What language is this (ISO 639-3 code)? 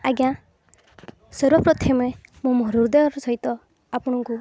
ori